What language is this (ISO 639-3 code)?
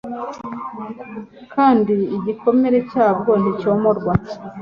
kin